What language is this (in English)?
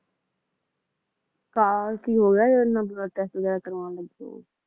Punjabi